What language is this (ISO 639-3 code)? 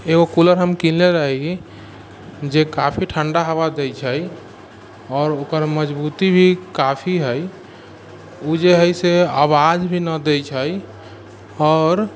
mai